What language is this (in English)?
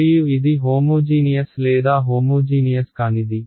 Telugu